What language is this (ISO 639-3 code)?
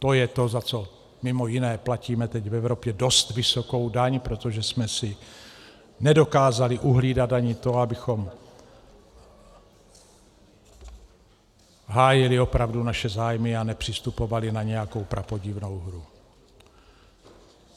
ces